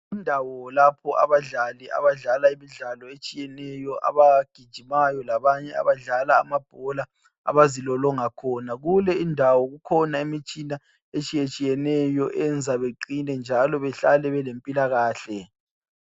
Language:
North Ndebele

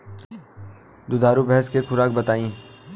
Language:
Bhojpuri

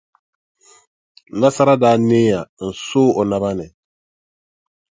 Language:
Dagbani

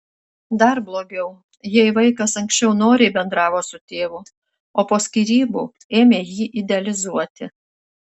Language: Lithuanian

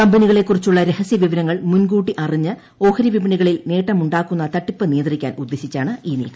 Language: Malayalam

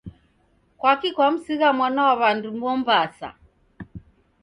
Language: Taita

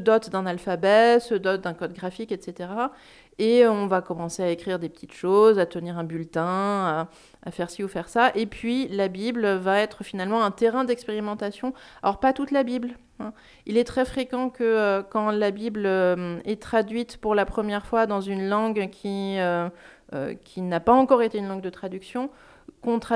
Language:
French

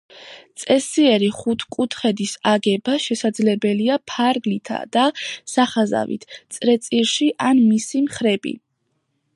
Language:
Georgian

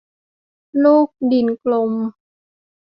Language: Thai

